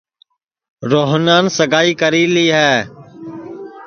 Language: Sansi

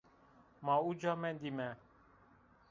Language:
Zaza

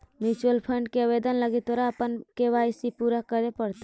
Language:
Magahi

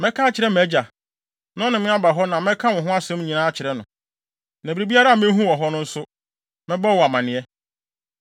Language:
Akan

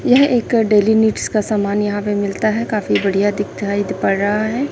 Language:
Hindi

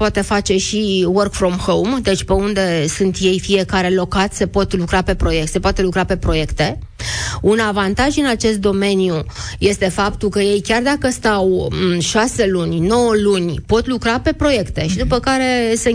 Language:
Romanian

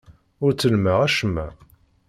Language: Kabyle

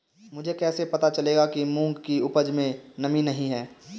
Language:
Hindi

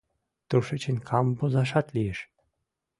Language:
Mari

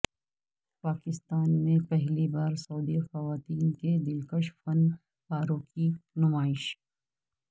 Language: Urdu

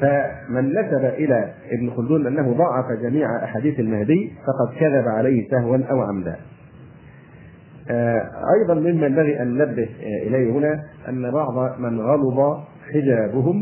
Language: Arabic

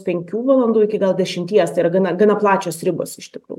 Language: Lithuanian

